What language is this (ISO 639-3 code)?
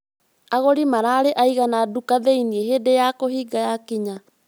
kik